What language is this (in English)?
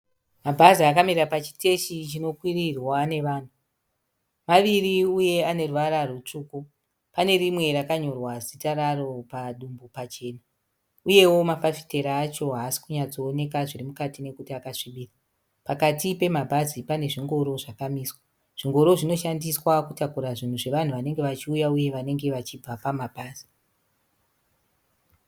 Shona